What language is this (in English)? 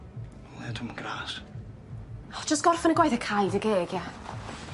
Welsh